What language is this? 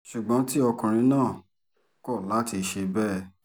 Yoruba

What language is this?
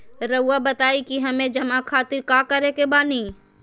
Magahi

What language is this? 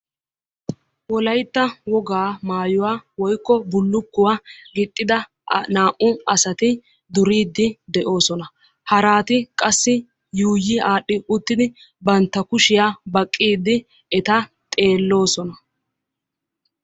Wolaytta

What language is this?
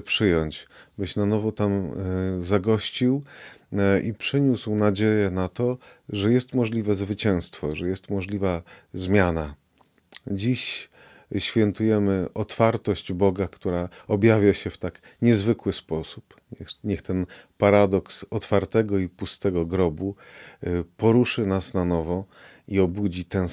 Polish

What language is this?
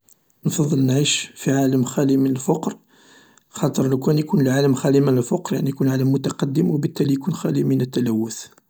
Algerian Arabic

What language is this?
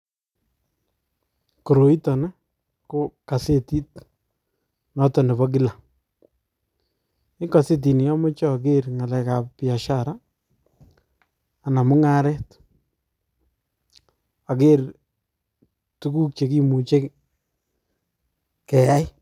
Kalenjin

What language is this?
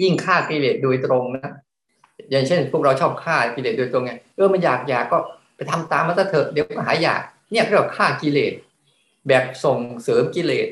Thai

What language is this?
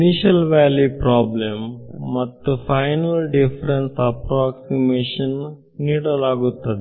Kannada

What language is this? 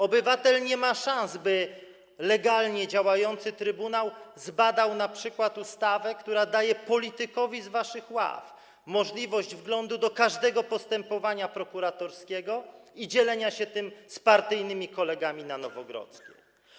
Polish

